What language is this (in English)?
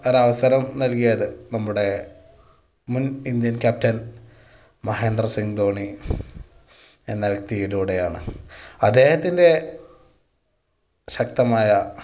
Malayalam